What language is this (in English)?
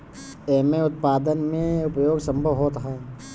Bhojpuri